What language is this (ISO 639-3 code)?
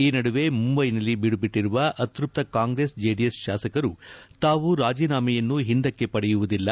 kan